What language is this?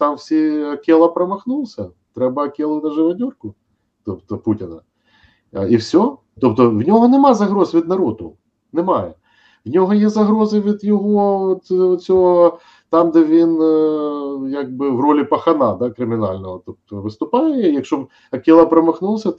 Ukrainian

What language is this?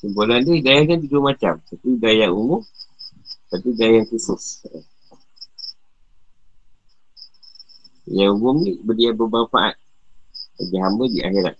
Malay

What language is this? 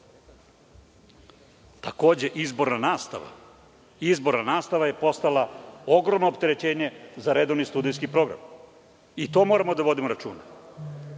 Serbian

